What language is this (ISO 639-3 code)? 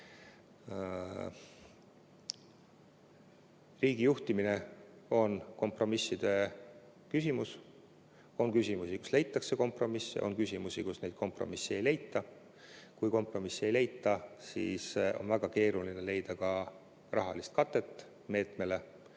est